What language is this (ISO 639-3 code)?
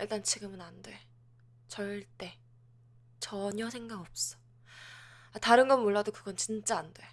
kor